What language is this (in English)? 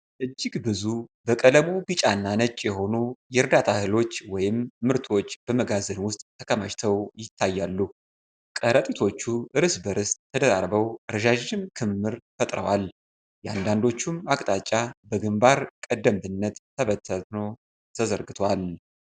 Amharic